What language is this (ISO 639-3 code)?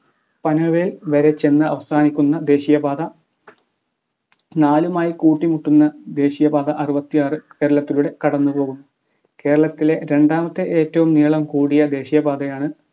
mal